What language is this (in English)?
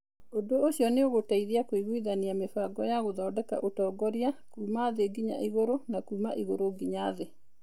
Kikuyu